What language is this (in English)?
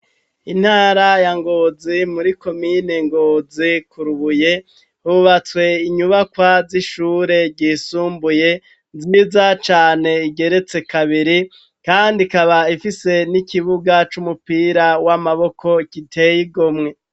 Rundi